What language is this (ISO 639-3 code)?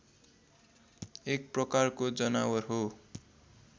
nep